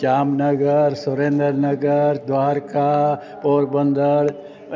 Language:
Sindhi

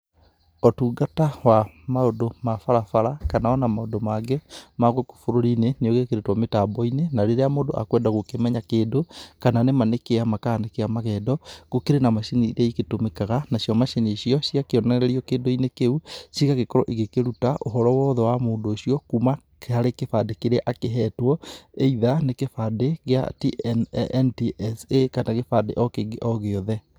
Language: Kikuyu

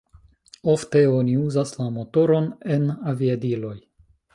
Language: Esperanto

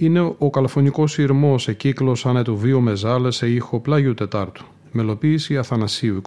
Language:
Greek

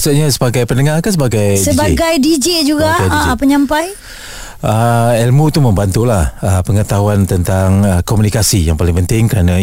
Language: Malay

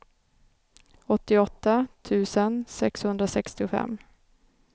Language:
Swedish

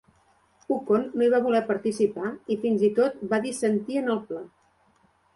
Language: Catalan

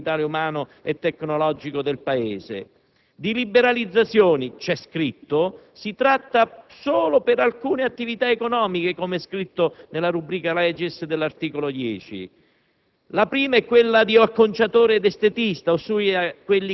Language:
Italian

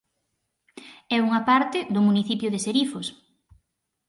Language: Galician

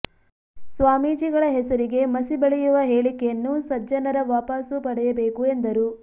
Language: Kannada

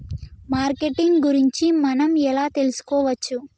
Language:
Telugu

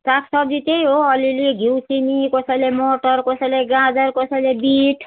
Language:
Nepali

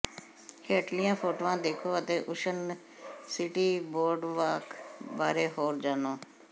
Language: Punjabi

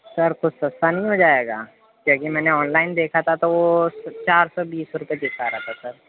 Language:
Urdu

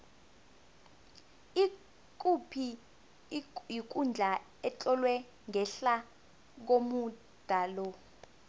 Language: South Ndebele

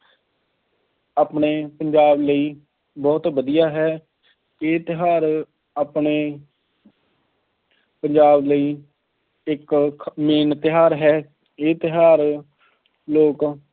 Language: Punjabi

